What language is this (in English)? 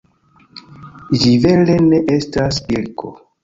Esperanto